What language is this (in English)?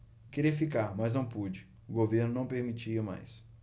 Portuguese